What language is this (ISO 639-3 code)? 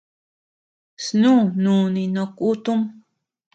cux